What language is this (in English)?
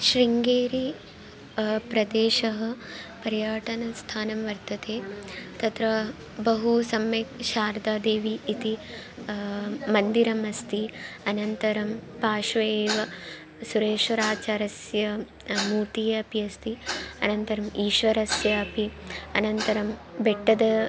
Sanskrit